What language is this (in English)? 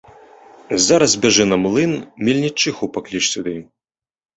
Belarusian